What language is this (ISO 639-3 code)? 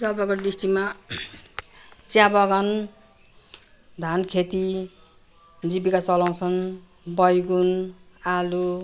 nep